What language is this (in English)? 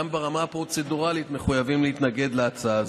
Hebrew